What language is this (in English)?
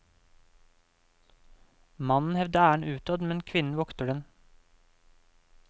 Norwegian